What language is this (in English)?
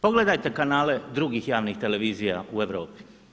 Croatian